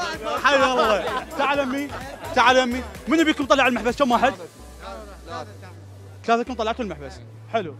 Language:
Arabic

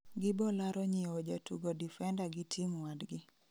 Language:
Luo (Kenya and Tanzania)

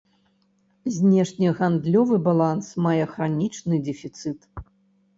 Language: Belarusian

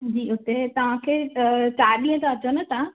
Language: Sindhi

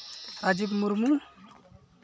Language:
Santali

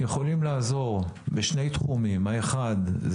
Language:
Hebrew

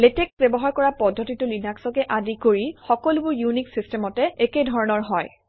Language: Assamese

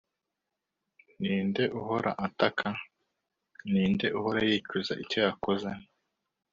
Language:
Kinyarwanda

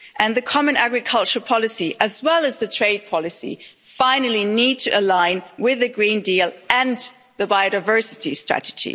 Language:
English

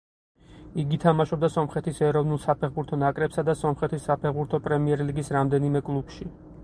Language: Georgian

